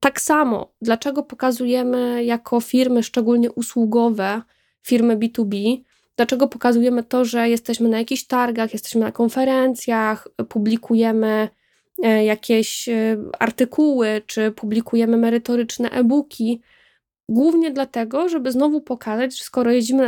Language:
Polish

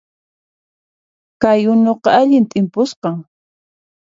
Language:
Puno Quechua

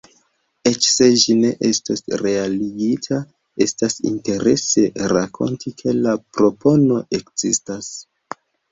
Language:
Esperanto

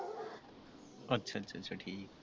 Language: Punjabi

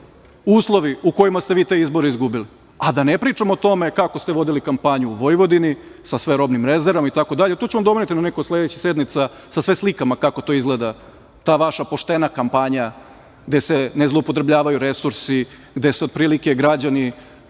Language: Serbian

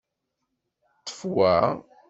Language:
Kabyle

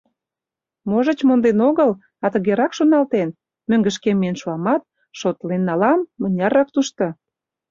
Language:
Mari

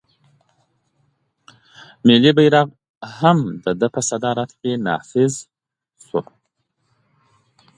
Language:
Pashto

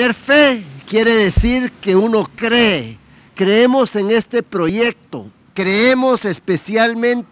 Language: Spanish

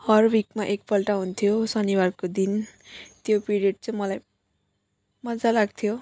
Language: Nepali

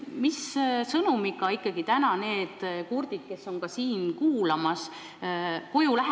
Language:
Estonian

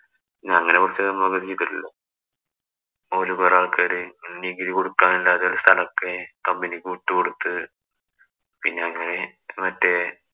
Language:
Malayalam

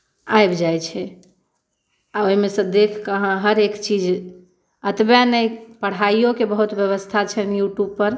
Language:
Maithili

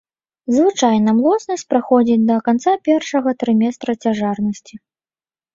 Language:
Belarusian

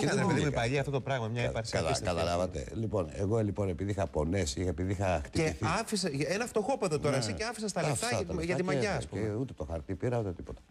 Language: Greek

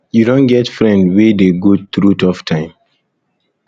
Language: Nigerian Pidgin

